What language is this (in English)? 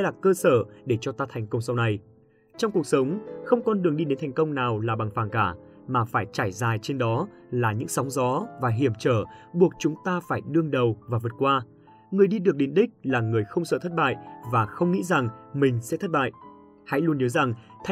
Vietnamese